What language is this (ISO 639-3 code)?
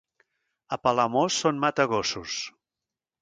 cat